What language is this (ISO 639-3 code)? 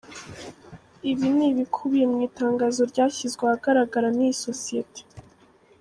kin